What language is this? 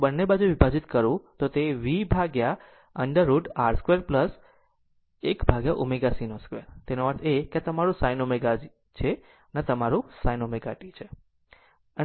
Gujarati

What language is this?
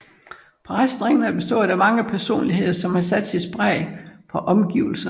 Danish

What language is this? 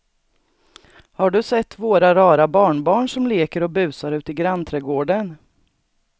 Swedish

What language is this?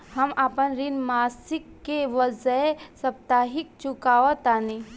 Bhojpuri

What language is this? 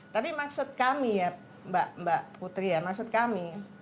Indonesian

